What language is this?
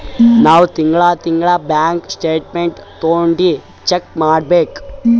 Kannada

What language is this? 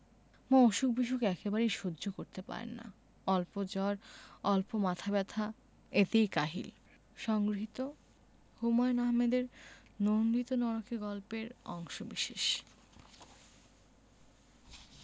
Bangla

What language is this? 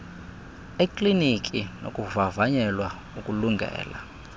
Xhosa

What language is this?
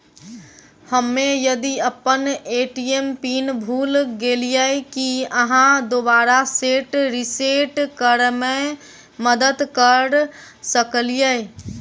Maithili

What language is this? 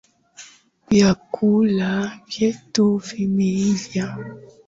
Swahili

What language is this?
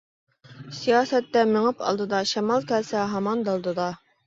Uyghur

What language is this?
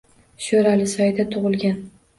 Uzbek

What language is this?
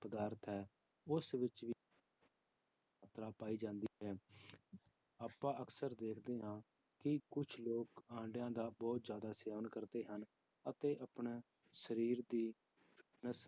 Punjabi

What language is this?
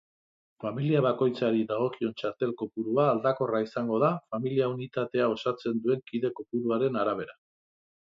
Basque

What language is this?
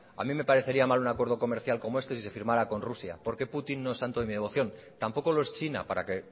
Spanish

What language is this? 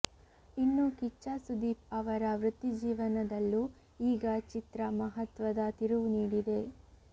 Kannada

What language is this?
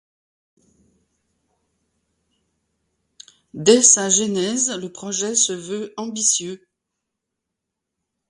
French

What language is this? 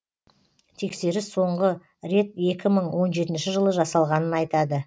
Kazakh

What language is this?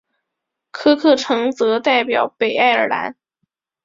Chinese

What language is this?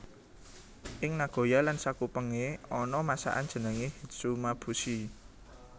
Javanese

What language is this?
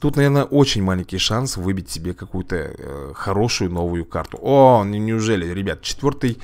Russian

